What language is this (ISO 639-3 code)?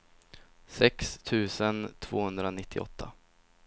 swe